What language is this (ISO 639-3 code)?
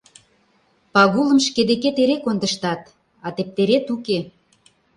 chm